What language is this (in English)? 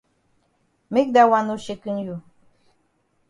Cameroon Pidgin